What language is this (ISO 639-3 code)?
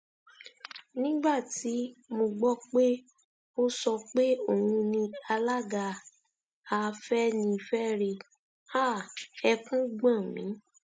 yor